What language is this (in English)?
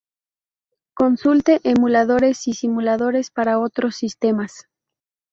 Spanish